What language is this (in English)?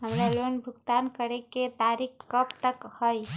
Magahi